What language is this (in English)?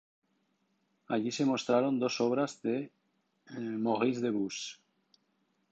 Spanish